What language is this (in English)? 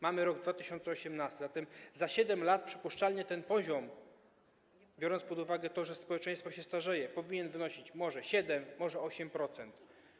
Polish